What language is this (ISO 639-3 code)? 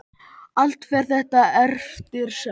isl